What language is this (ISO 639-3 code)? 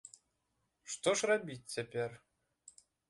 bel